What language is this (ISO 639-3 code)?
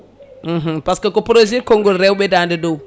ful